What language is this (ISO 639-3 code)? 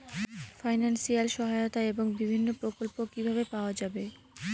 ben